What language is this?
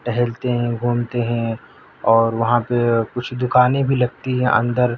Urdu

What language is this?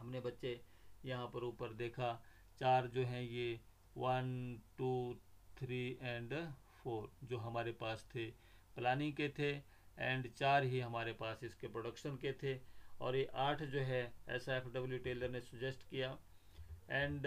Hindi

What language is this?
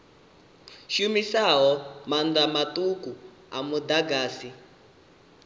Venda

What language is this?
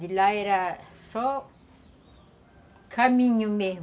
Portuguese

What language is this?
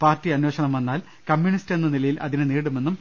Malayalam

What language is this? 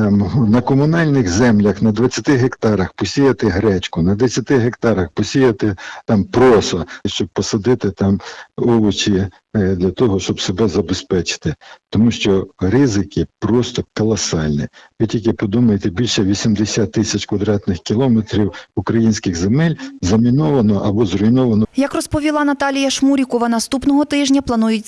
Ukrainian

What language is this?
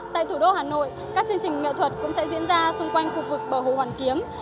Vietnamese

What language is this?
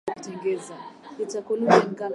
Swahili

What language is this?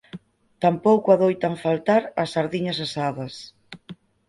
Galician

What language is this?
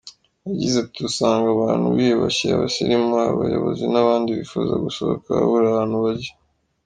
Kinyarwanda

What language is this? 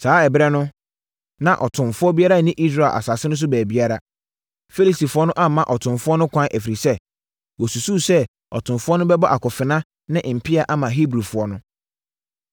Akan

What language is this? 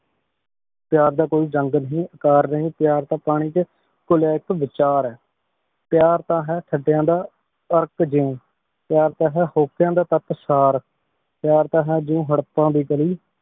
Punjabi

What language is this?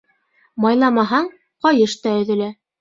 Bashkir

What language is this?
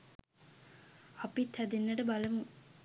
Sinhala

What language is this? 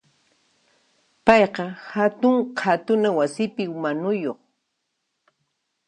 Puno Quechua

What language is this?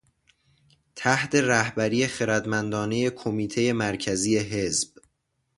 Persian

